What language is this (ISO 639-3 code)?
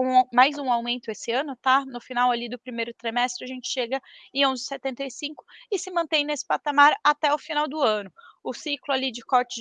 por